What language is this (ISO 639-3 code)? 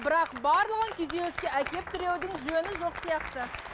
kaz